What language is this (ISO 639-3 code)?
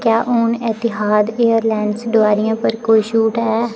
doi